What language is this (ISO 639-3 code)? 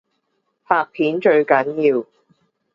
yue